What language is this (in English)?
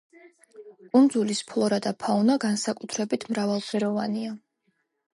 Georgian